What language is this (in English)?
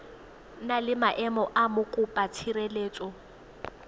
Tswana